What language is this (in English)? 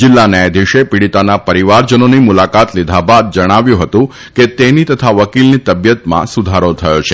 Gujarati